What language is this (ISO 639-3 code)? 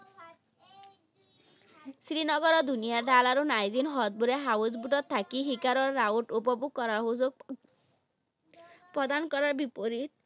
asm